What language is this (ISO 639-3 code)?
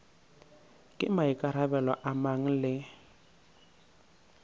nso